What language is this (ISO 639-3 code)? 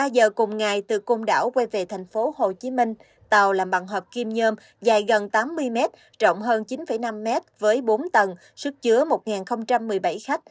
vie